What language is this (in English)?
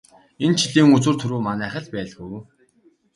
Mongolian